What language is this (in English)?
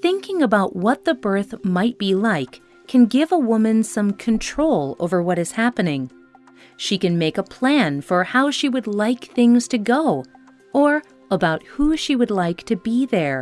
English